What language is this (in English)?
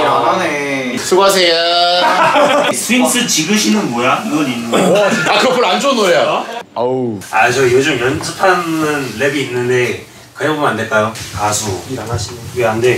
Korean